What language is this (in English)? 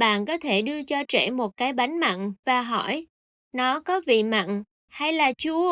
Vietnamese